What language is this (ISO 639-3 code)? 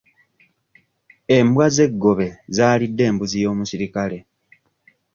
lug